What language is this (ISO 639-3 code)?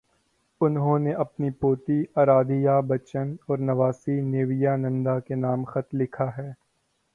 urd